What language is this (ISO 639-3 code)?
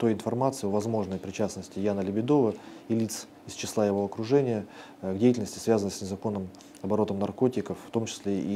rus